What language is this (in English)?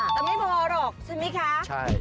Thai